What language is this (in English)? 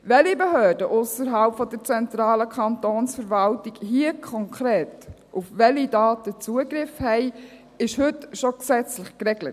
Swiss German